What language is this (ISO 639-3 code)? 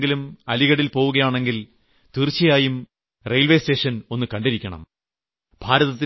mal